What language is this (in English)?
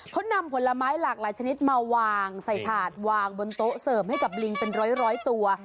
Thai